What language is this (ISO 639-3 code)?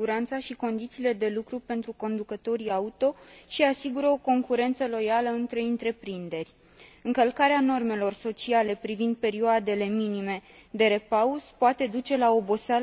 ron